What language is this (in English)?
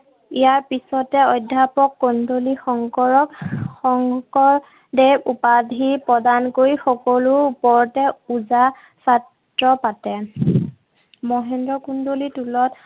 Assamese